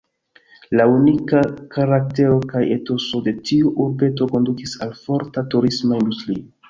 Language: Esperanto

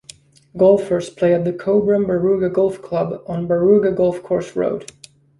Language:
English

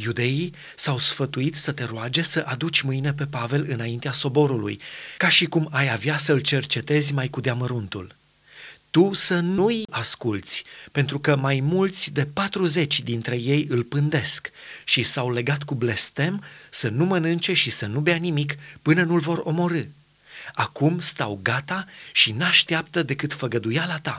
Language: Romanian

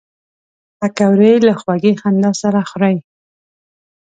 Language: Pashto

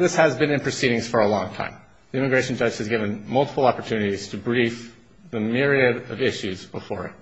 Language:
English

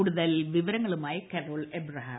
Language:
Malayalam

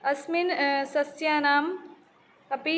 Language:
Sanskrit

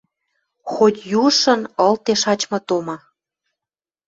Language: Western Mari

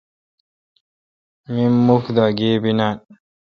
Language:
Kalkoti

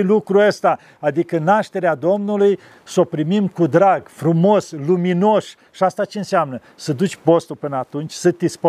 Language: Romanian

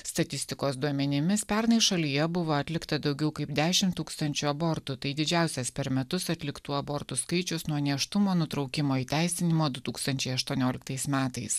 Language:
Lithuanian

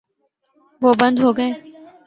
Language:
Urdu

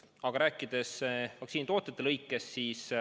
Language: Estonian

